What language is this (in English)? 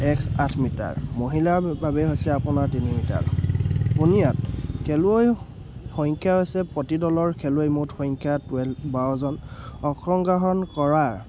Assamese